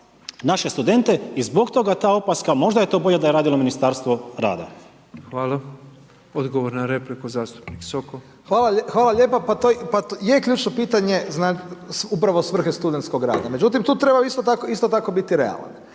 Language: Croatian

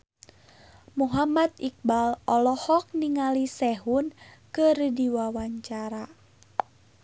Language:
Sundanese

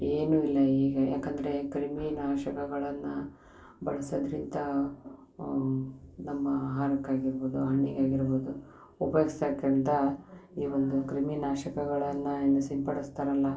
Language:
Kannada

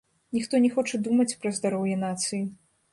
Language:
Belarusian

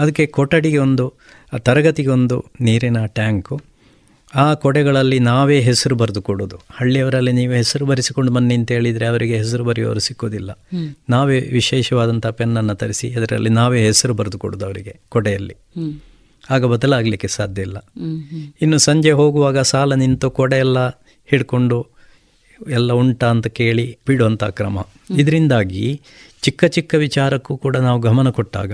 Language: Kannada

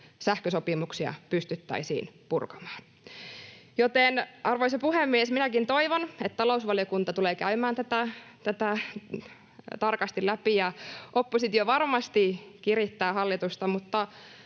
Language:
Finnish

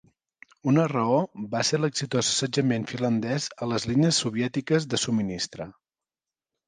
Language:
Catalan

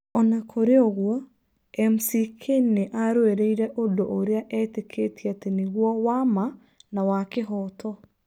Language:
Kikuyu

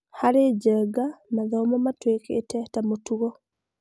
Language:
Kikuyu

